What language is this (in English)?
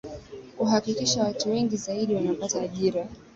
Swahili